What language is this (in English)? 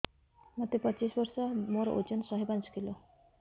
Odia